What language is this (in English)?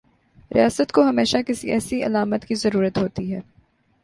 Urdu